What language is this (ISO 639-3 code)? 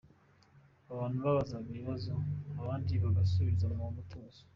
kin